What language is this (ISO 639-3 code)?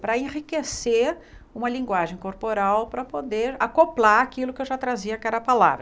por